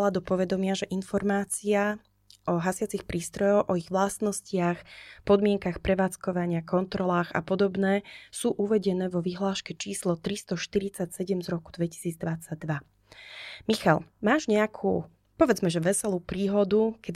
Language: Slovak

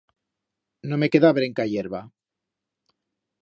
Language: Aragonese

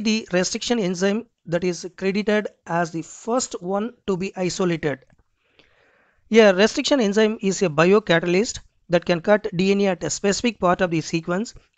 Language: English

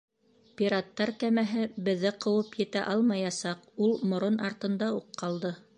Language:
Bashkir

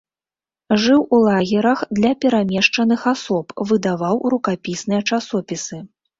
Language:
Belarusian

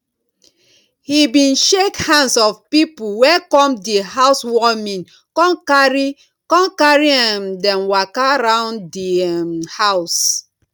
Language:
Nigerian Pidgin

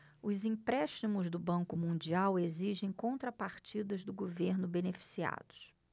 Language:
Portuguese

